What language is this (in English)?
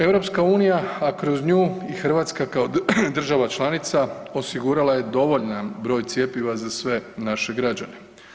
Croatian